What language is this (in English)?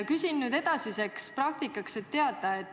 Estonian